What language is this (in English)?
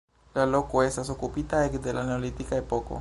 Esperanto